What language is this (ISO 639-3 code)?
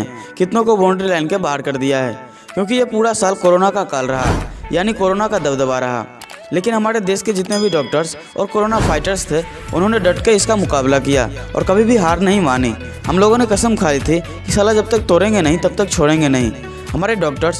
hin